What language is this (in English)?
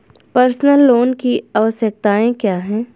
Hindi